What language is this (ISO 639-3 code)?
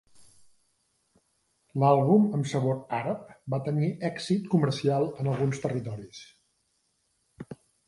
cat